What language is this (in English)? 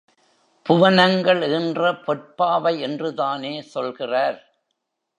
Tamil